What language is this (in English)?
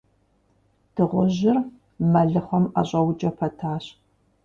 Kabardian